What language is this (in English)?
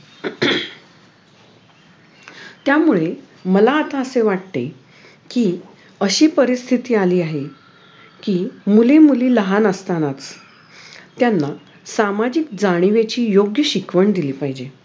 Marathi